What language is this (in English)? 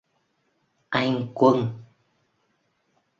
Vietnamese